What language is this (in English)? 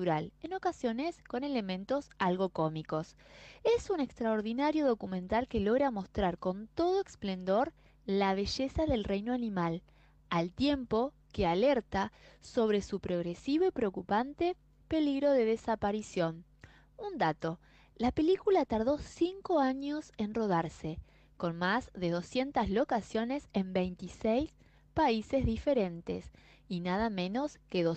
Spanish